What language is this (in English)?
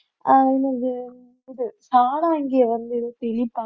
Tamil